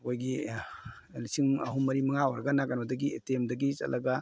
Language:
Manipuri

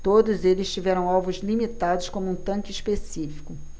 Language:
Portuguese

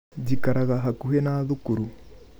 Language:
Kikuyu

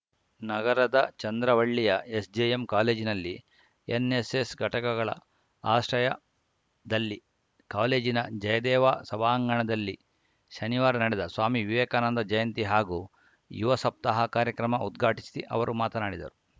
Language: Kannada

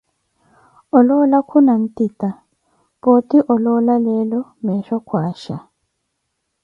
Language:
Koti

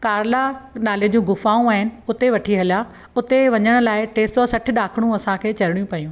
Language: Sindhi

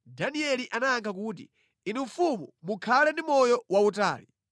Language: Nyanja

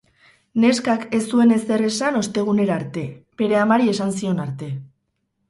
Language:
Basque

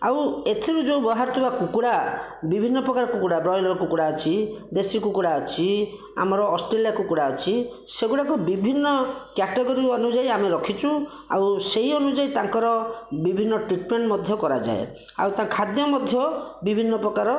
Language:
Odia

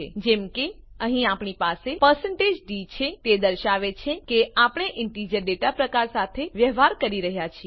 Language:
Gujarati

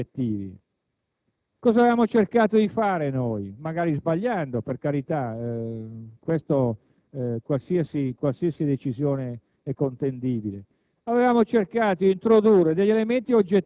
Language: Italian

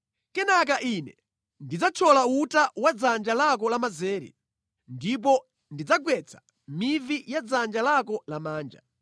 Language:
Nyanja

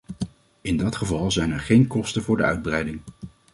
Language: Dutch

